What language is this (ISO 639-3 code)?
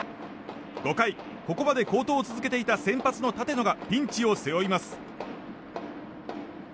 jpn